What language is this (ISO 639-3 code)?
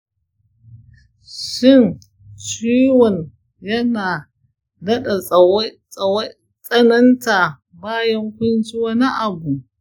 hau